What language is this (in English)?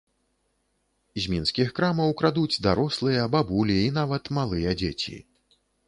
Belarusian